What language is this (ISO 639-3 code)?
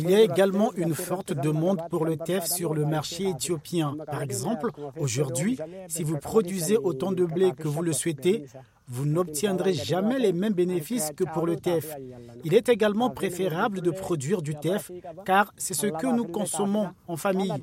fra